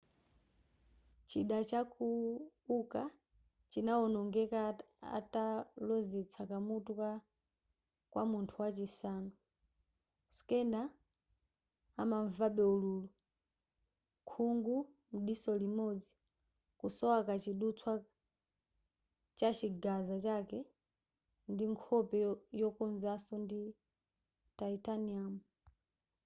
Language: Nyanja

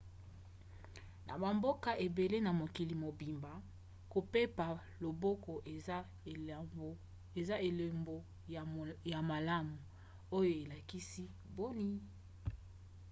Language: Lingala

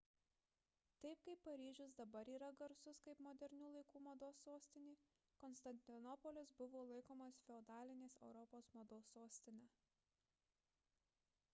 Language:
Lithuanian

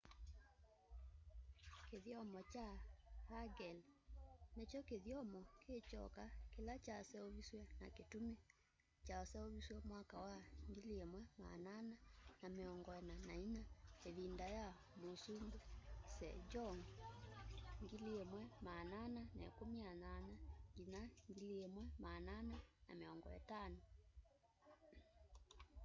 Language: Kamba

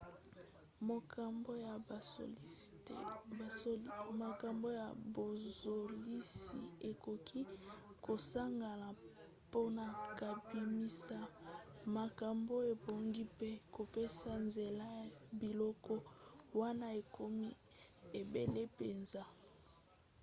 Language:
Lingala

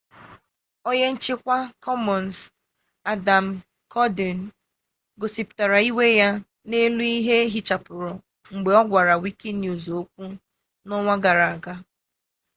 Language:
Igbo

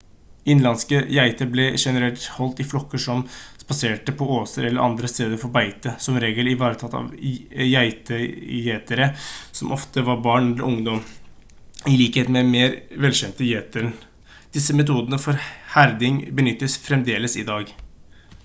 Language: Norwegian Bokmål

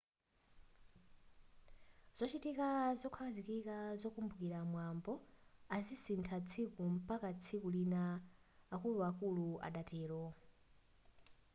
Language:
Nyanja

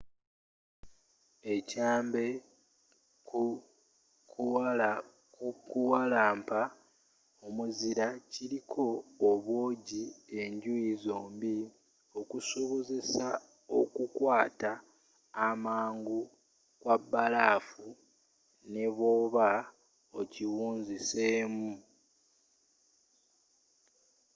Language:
Ganda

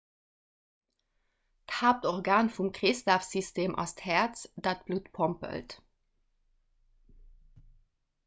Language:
Luxembourgish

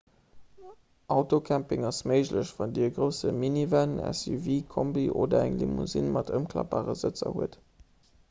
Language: Luxembourgish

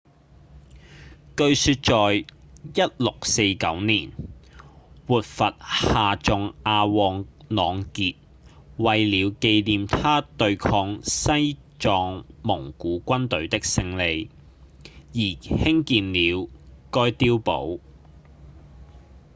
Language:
Cantonese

